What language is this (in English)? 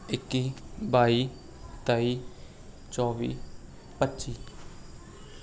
Punjabi